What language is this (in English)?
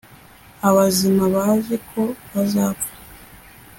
Kinyarwanda